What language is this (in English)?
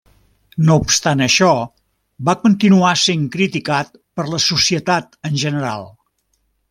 Catalan